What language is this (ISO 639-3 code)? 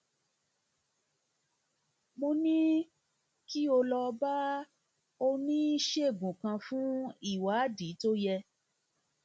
yor